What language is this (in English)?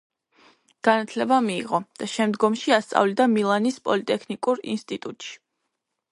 Georgian